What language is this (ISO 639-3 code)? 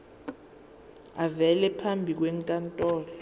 zul